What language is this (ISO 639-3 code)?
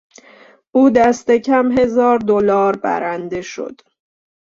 fas